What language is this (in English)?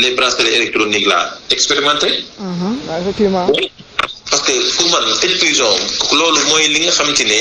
French